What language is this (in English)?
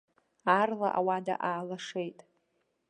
Abkhazian